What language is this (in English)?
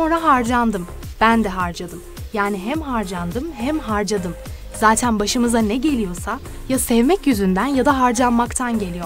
Turkish